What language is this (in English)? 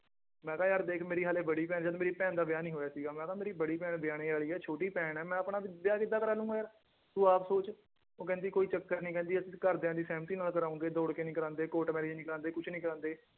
Punjabi